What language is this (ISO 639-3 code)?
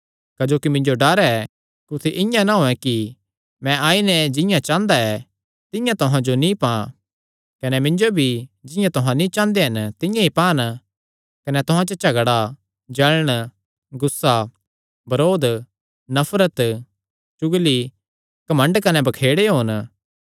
xnr